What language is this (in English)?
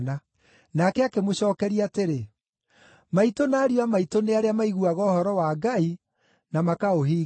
Kikuyu